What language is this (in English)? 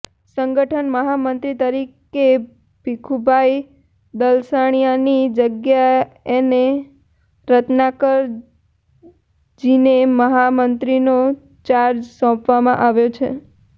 Gujarati